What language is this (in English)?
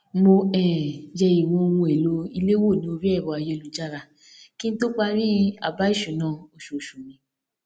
Yoruba